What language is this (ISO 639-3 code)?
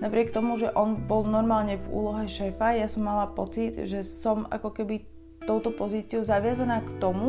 slk